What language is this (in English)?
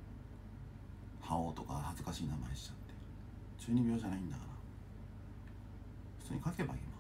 Japanese